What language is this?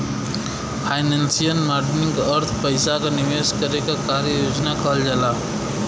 Bhojpuri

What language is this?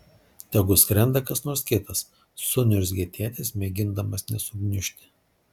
Lithuanian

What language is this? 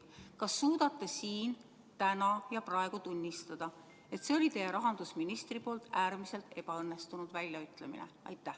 Estonian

